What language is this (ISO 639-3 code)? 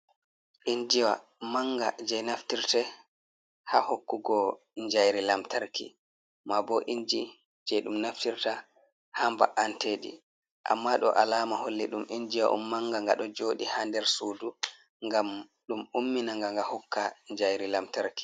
ful